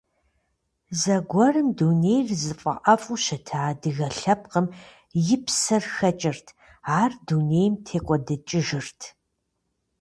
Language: Kabardian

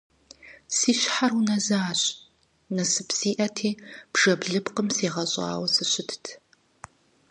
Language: Kabardian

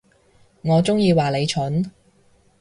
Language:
Cantonese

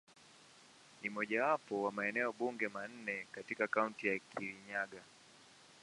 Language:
Swahili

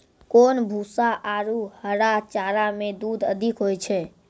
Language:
Maithili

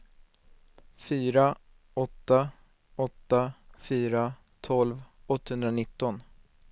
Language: Swedish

